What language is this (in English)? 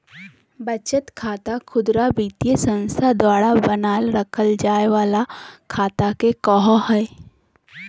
Magahi